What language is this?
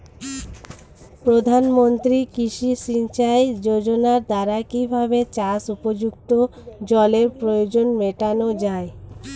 Bangla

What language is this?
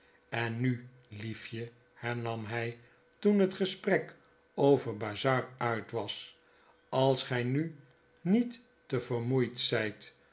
Dutch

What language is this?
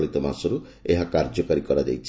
Odia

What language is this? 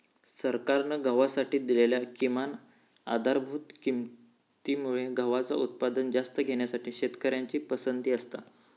Marathi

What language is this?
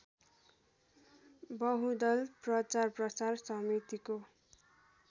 Nepali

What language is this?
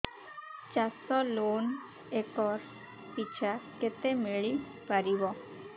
Odia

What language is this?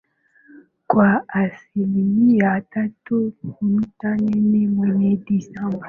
Swahili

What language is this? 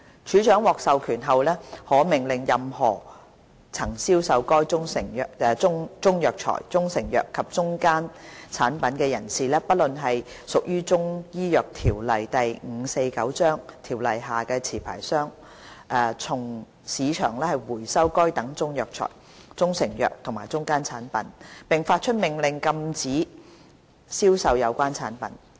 Cantonese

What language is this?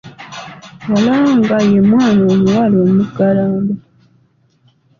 Ganda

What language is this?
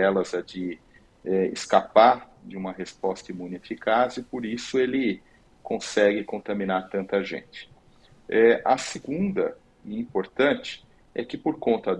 Portuguese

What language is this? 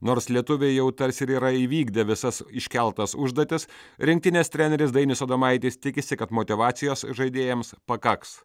Lithuanian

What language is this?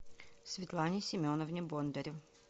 Russian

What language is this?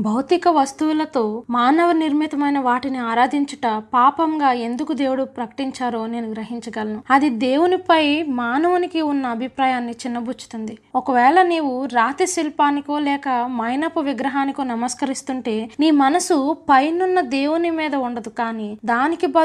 Telugu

